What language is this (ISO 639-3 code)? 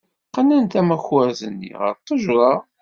kab